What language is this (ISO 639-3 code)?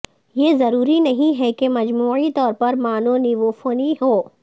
urd